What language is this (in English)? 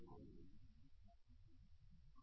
Marathi